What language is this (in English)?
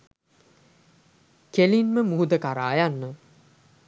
Sinhala